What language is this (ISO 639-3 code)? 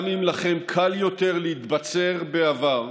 heb